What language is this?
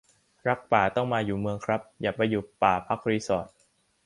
Thai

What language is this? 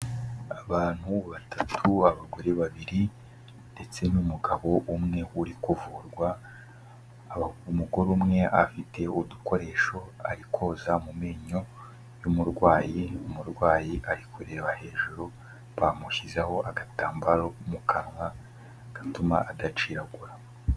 Kinyarwanda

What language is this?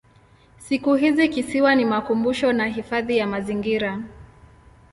Swahili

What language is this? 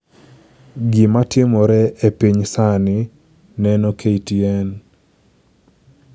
Luo (Kenya and Tanzania)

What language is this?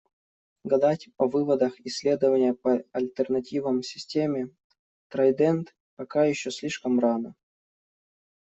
Russian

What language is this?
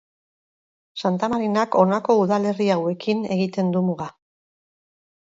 Basque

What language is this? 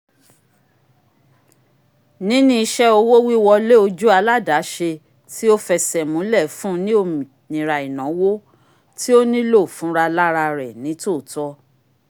Yoruba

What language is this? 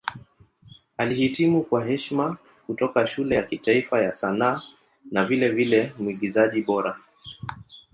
Swahili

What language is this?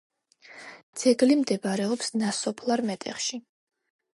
Georgian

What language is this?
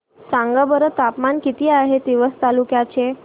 Marathi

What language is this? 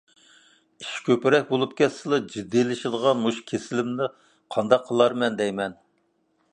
Uyghur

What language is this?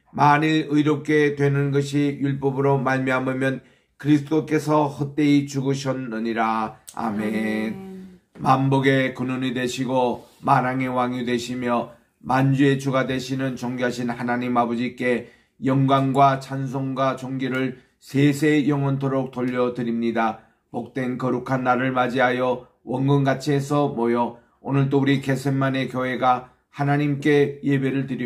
Korean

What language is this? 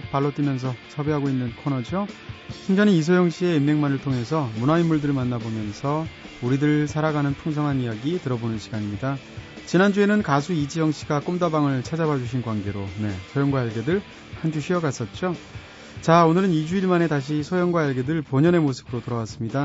Korean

